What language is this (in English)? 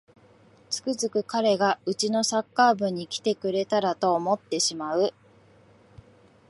Japanese